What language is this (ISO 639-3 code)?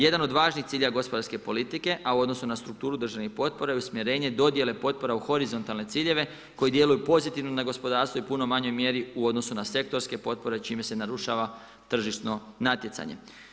hrv